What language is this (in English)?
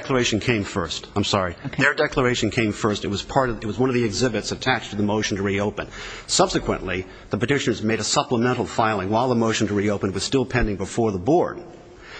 English